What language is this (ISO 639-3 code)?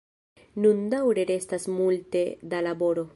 epo